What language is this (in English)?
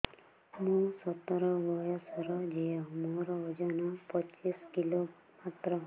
Odia